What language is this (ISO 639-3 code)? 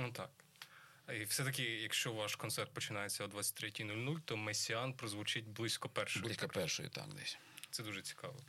ukr